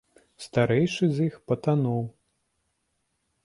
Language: Belarusian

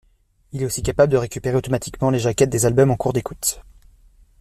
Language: French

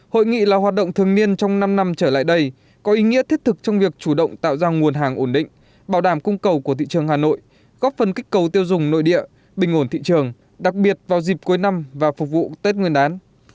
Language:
Vietnamese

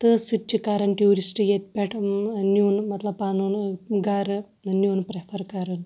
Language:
Kashmiri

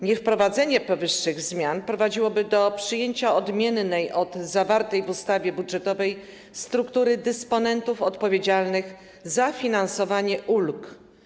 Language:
Polish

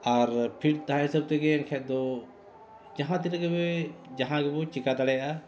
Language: Santali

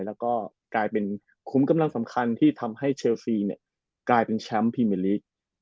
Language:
Thai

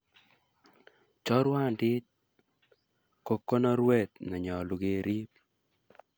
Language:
Kalenjin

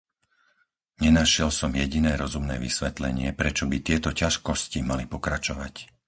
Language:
Slovak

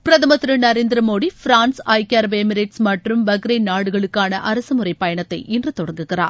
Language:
Tamil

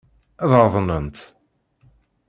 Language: Kabyle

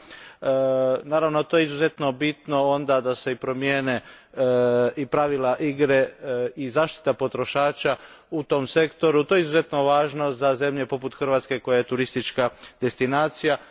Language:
Croatian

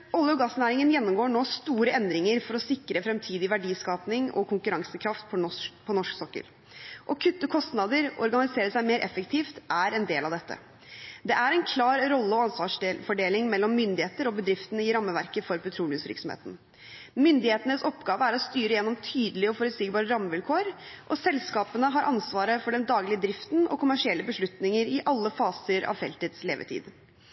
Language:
Norwegian Bokmål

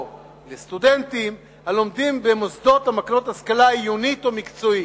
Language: Hebrew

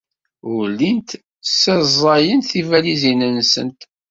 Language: Kabyle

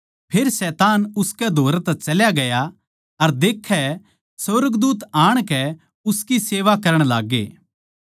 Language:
Haryanvi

